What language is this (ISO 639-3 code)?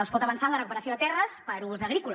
cat